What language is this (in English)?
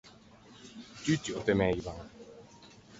Ligurian